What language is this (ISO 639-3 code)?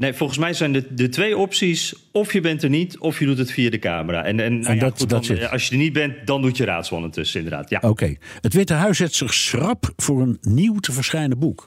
nld